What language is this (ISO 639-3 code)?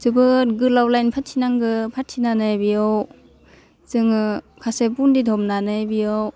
brx